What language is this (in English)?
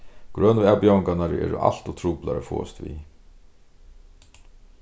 Faroese